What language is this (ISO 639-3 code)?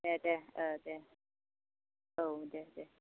brx